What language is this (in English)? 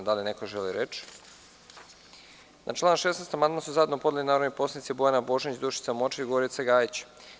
Serbian